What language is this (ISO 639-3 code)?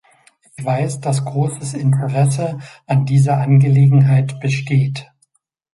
deu